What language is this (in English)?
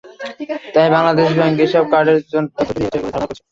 Bangla